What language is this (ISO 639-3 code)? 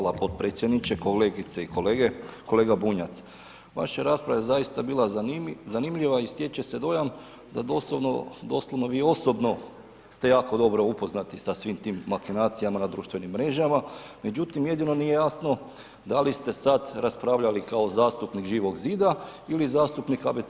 hrv